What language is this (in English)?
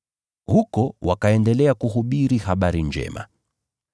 Swahili